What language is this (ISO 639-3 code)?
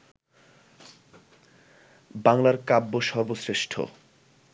ben